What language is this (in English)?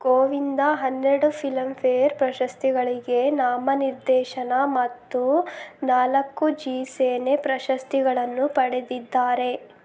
Kannada